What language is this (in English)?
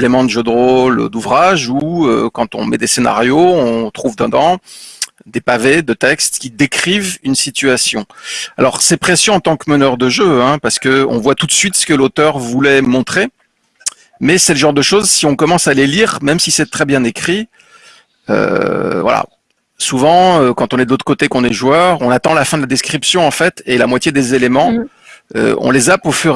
French